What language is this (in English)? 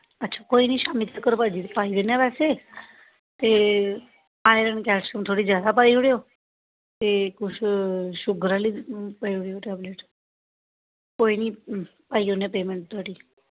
Dogri